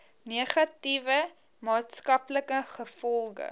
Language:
Afrikaans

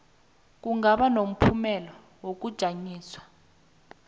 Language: South Ndebele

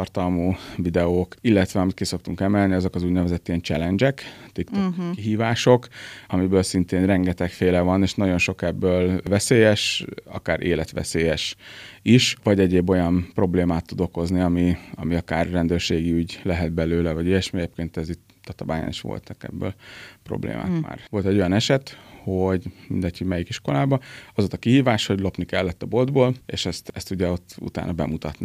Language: Hungarian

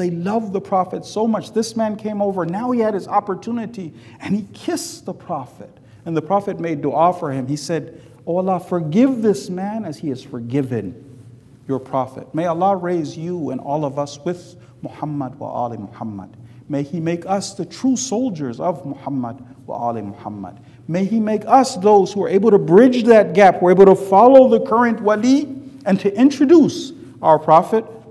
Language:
English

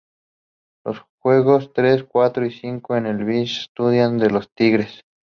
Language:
Spanish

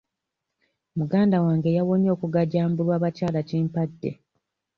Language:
Ganda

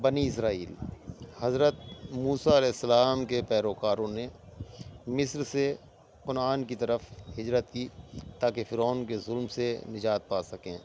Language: Urdu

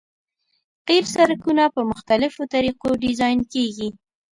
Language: Pashto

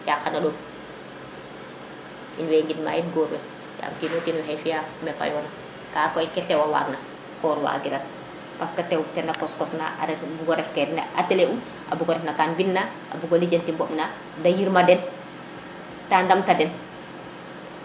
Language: Serer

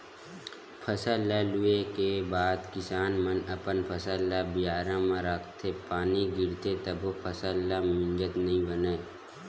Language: Chhattisgarhi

